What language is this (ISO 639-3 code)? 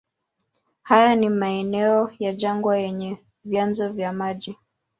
swa